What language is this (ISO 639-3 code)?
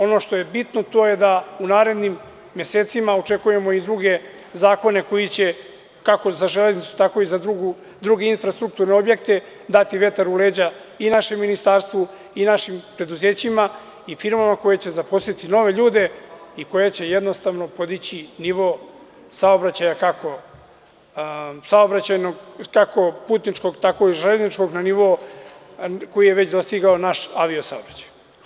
srp